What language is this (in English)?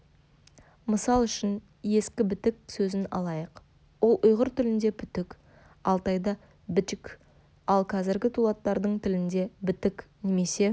Kazakh